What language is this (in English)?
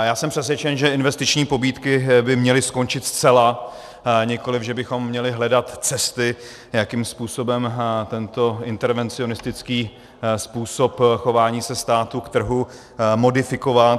Czech